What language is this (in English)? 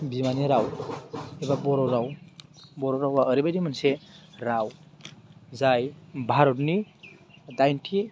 Bodo